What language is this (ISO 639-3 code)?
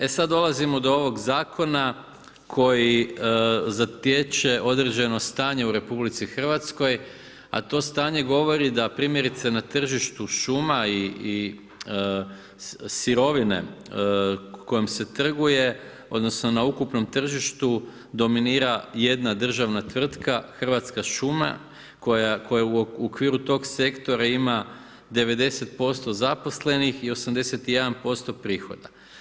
hrv